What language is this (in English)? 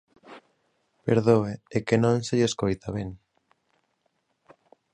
Galician